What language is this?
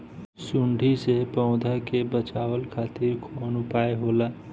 Bhojpuri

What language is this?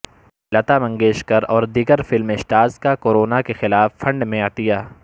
Urdu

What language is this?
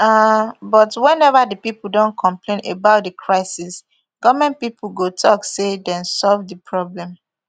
Nigerian Pidgin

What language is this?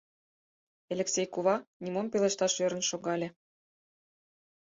Mari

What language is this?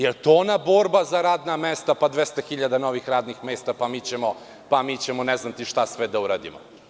Serbian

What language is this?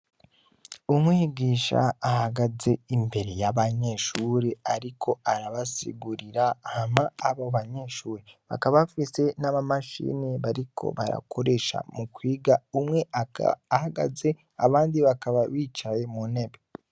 Rundi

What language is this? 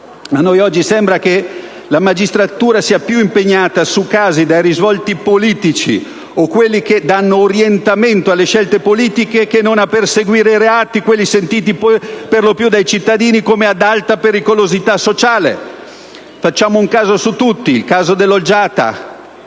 Italian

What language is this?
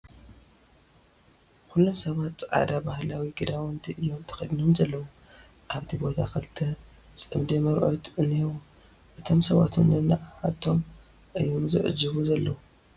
Tigrinya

